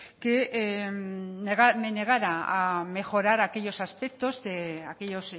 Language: Spanish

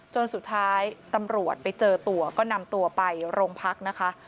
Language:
Thai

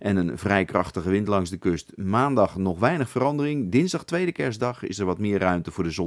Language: Dutch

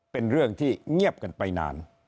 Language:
Thai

